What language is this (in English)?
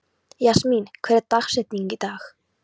Icelandic